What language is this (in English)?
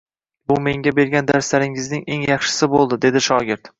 Uzbek